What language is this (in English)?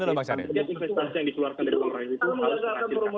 Indonesian